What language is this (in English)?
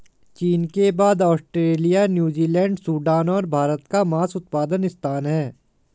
Hindi